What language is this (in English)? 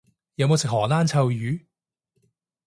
Cantonese